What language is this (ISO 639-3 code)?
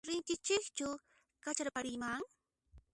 qxp